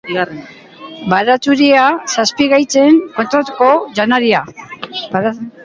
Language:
Basque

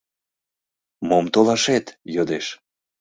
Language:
Mari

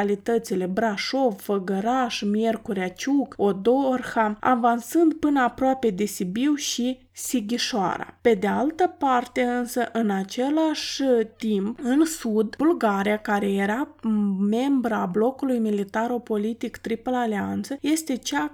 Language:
Romanian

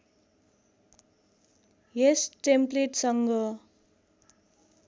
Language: Nepali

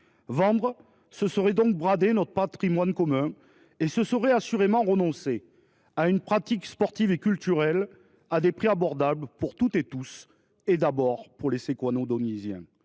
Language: French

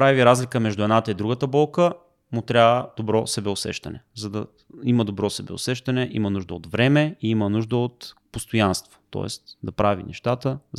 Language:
Bulgarian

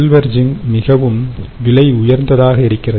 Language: Tamil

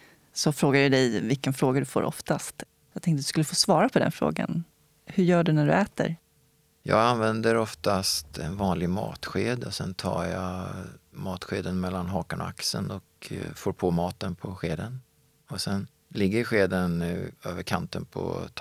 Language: Swedish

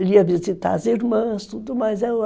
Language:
Portuguese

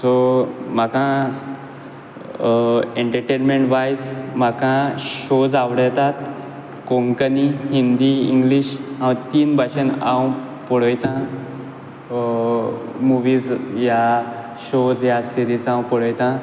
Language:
Konkani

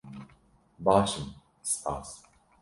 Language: Kurdish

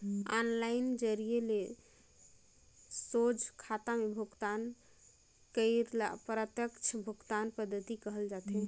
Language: Chhattisgarhi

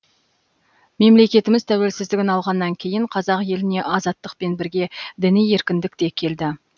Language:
Kazakh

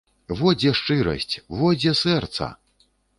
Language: Belarusian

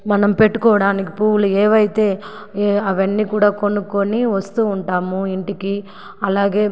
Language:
Telugu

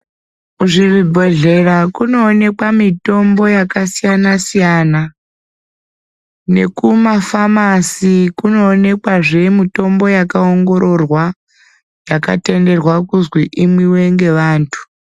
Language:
Ndau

